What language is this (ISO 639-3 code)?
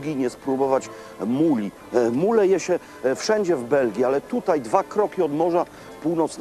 pol